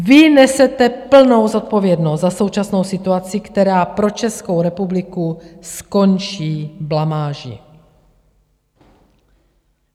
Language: Czech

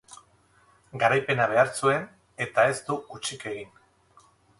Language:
Basque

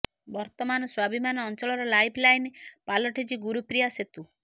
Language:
Odia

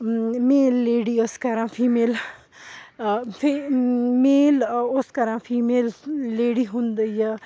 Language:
Kashmiri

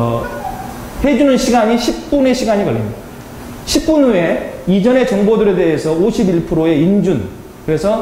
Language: Korean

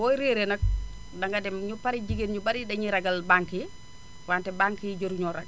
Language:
Wolof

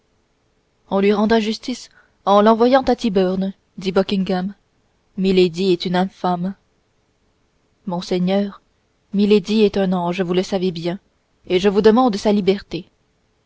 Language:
French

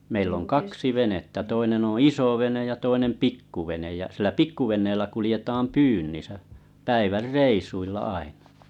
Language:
Finnish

